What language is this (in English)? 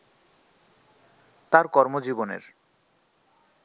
Bangla